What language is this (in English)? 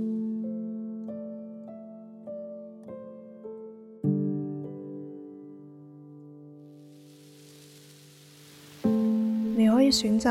Chinese